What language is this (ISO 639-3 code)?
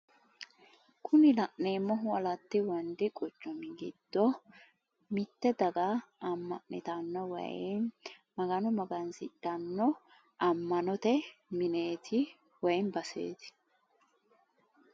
sid